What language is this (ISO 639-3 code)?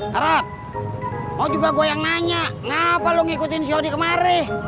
ind